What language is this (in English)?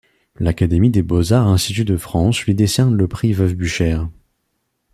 French